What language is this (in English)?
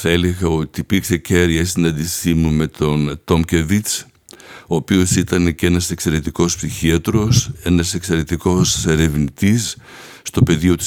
Greek